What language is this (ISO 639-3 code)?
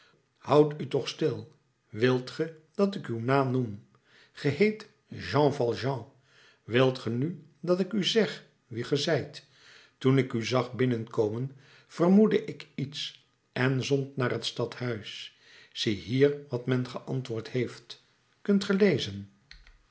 nld